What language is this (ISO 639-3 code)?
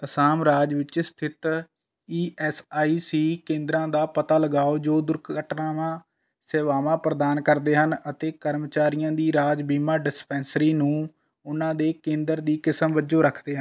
pan